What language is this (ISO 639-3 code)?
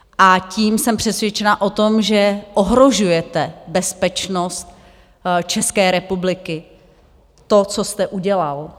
ces